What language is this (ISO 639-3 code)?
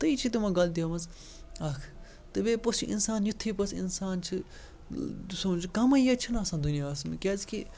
kas